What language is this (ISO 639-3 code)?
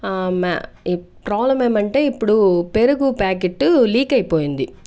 tel